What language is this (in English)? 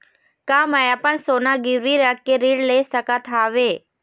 Chhattisgarhi